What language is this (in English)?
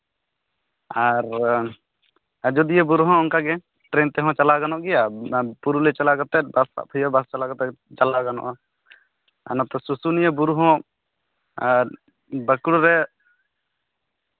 Santali